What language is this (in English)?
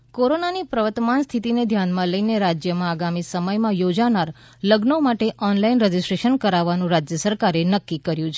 Gujarati